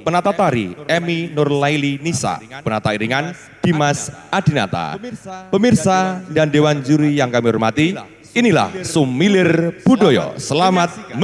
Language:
Indonesian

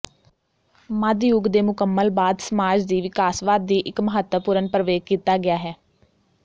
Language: Punjabi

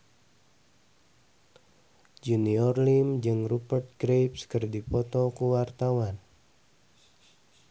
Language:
Sundanese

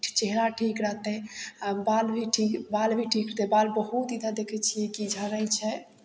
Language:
Maithili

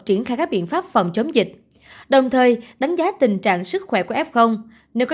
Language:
Vietnamese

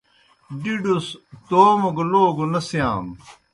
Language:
Kohistani Shina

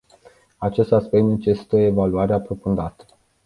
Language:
Romanian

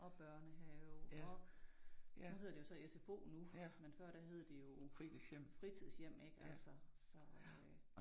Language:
Danish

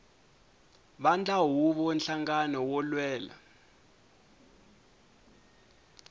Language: Tsonga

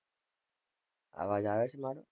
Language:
Gujarati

